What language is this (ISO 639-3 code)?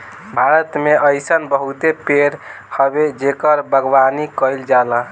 bho